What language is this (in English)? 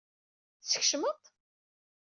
Kabyle